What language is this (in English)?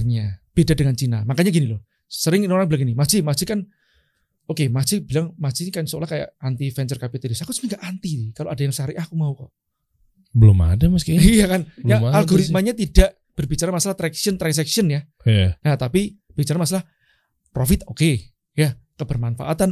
Indonesian